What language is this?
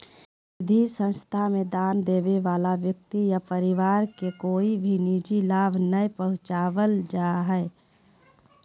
Magahi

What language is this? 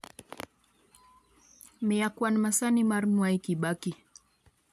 Luo (Kenya and Tanzania)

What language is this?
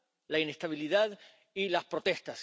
Spanish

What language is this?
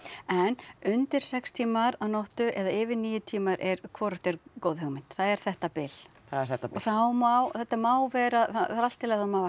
Icelandic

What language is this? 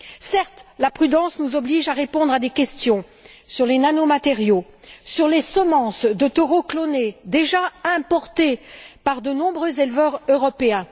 French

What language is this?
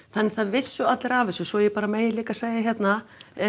Icelandic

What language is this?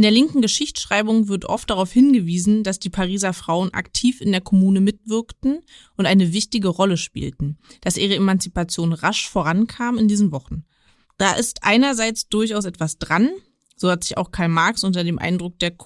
German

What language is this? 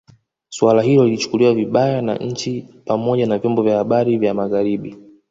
Swahili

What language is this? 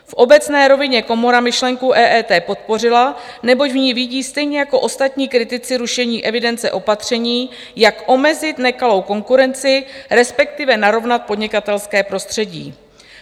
Czech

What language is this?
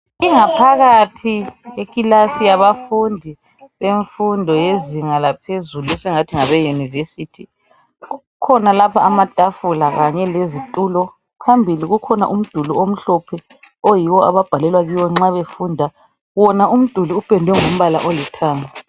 North Ndebele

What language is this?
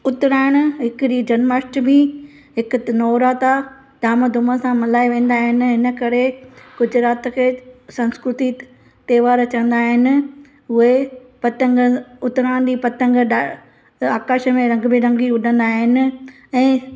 Sindhi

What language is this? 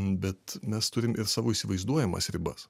Lithuanian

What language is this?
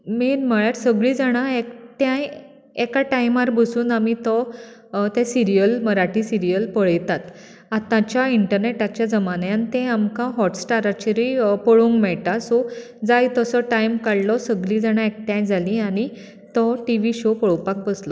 Konkani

